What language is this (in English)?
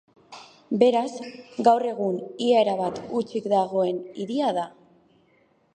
Basque